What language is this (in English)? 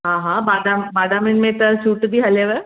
Sindhi